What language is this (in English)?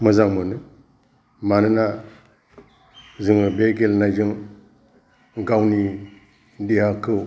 Bodo